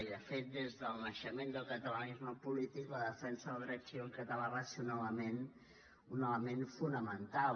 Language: Catalan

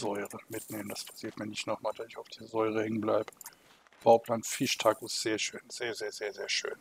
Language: German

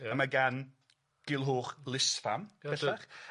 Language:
Welsh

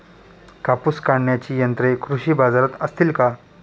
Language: Marathi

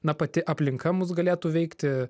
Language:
Lithuanian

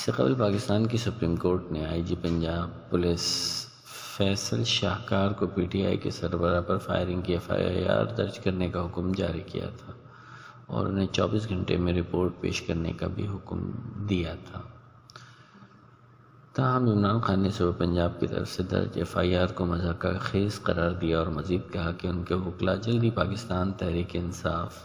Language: Urdu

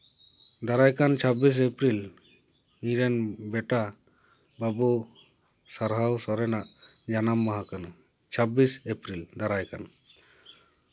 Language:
Santali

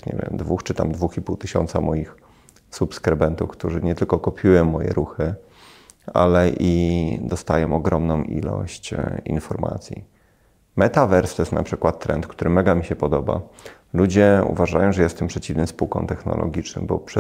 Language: Polish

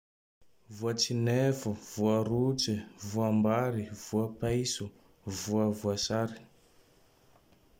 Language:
Tandroy-Mahafaly Malagasy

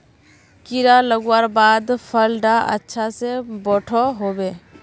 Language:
Magahi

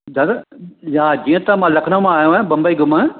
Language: Sindhi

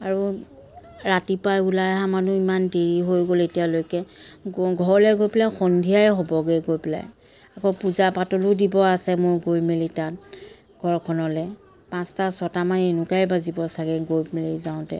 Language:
Assamese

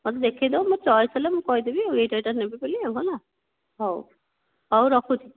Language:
Odia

